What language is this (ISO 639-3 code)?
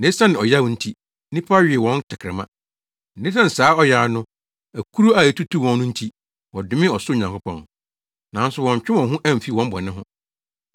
aka